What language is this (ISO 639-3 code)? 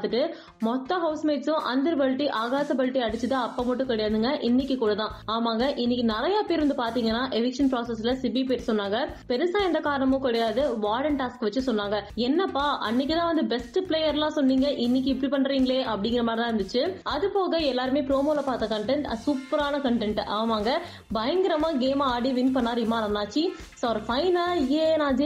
tam